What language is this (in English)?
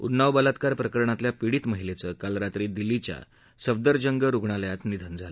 Marathi